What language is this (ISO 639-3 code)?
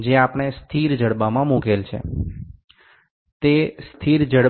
ben